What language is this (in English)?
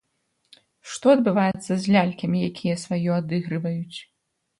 Belarusian